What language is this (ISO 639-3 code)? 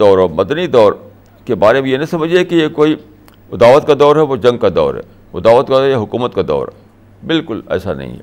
urd